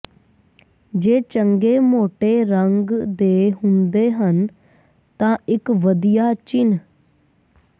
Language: Punjabi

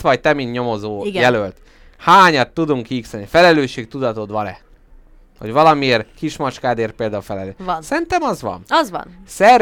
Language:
Hungarian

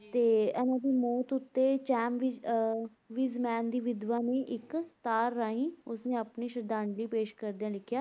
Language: Punjabi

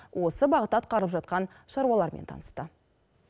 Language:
Kazakh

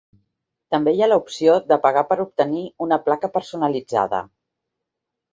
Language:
Catalan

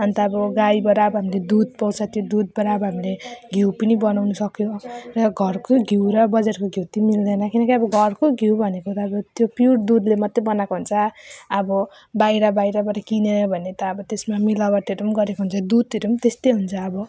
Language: Nepali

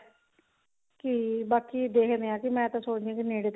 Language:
Punjabi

